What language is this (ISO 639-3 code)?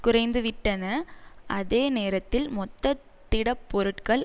tam